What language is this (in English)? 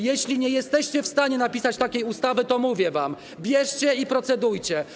Polish